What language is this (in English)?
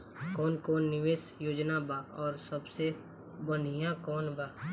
Bhojpuri